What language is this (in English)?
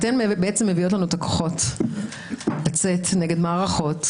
Hebrew